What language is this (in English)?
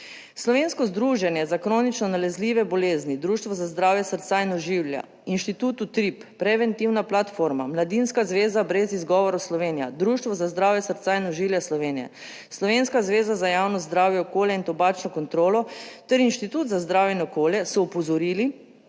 Slovenian